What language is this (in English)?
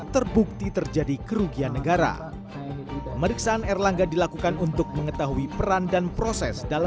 Indonesian